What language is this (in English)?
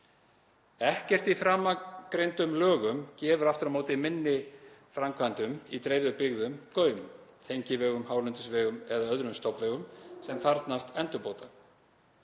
Icelandic